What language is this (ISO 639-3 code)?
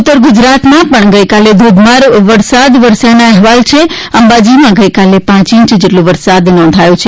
guj